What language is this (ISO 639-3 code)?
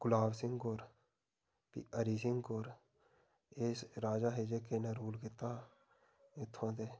doi